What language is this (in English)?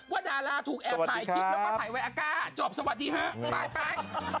Thai